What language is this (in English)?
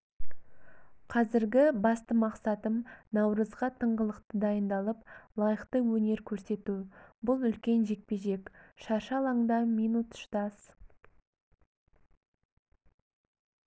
Kazakh